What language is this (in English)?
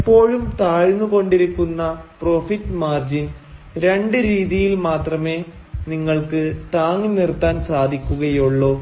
Malayalam